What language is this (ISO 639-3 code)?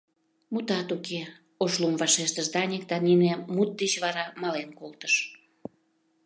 chm